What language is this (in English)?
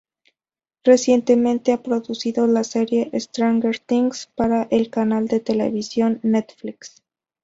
Spanish